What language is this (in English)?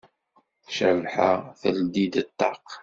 Kabyle